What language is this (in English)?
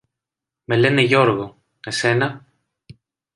Greek